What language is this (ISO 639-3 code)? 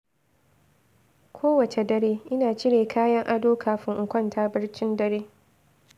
hau